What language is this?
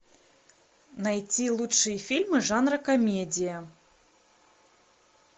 Russian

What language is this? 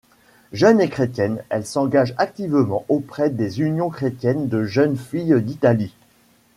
French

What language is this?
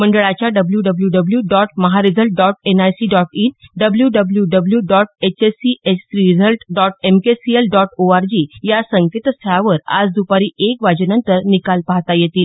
Marathi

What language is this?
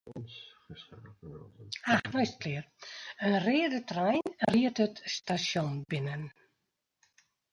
Western Frisian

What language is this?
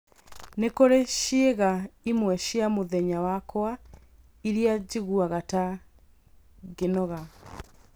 Kikuyu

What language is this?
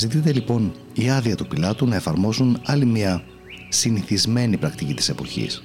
Greek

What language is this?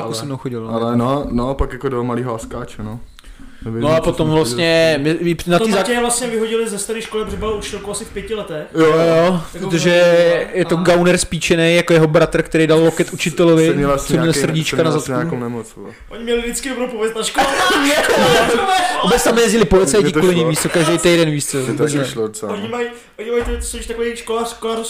Czech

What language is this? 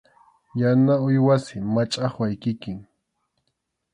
Arequipa-La Unión Quechua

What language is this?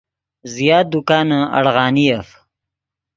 Yidgha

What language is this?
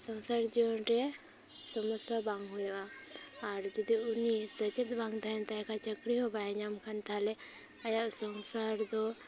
Santali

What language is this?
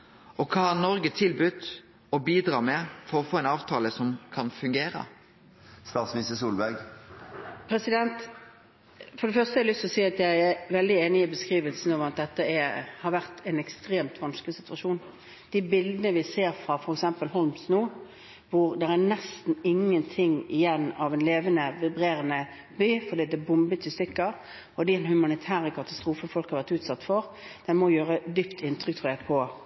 Norwegian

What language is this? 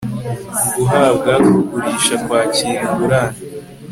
Kinyarwanda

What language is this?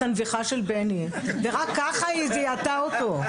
Hebrew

